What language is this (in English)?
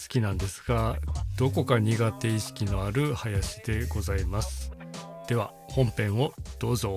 Japanese